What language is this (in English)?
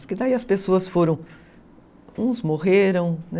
Portuguese